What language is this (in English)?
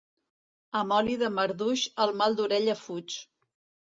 Catalan